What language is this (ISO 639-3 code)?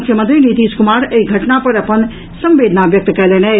mai